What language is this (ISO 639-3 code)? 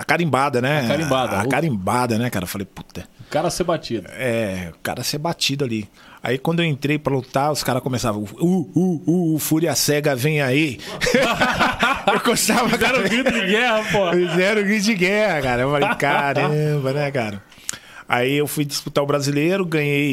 por